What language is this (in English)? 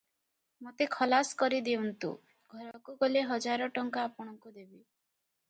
Odia